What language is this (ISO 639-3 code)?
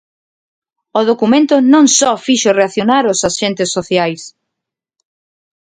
glg